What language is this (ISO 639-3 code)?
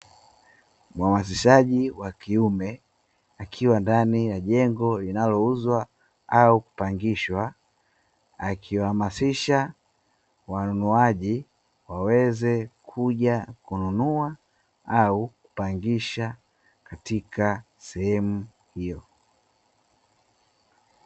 swa